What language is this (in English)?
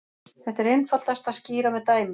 Icelandic